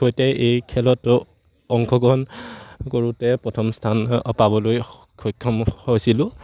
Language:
Assamese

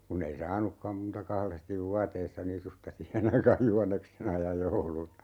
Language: Finnish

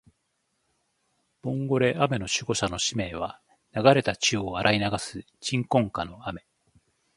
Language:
Japanese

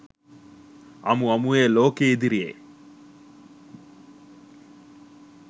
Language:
Sinhala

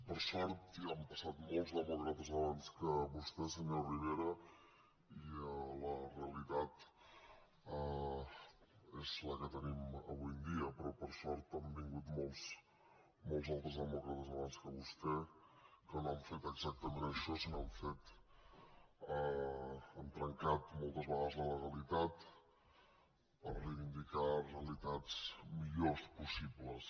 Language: Catalan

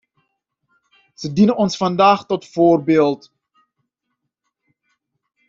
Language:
Dutch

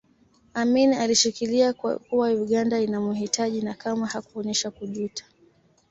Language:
Swahili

